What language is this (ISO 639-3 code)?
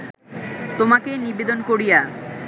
ben